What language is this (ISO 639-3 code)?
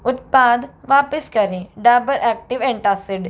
hin